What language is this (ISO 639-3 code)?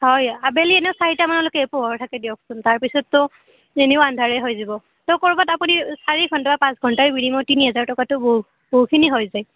asm